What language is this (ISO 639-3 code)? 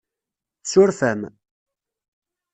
kab